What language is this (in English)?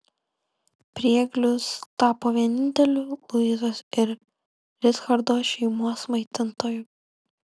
Lithuanian